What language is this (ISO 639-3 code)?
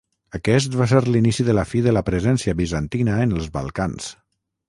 cat